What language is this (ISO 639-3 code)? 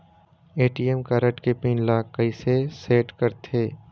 hne